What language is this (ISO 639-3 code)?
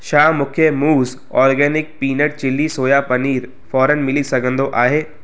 snd